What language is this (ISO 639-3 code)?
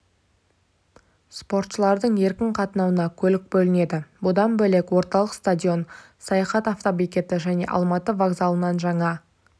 kaz